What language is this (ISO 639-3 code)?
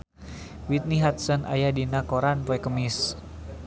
sun